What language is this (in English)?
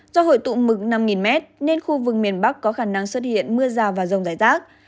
Vietnamese